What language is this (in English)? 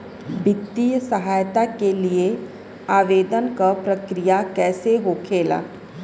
Bhojpuri